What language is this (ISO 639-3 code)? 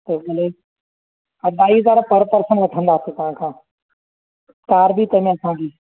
snd